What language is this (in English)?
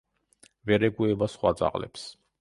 Georgian